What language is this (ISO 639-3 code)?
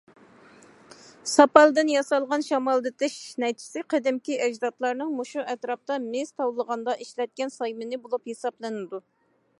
uig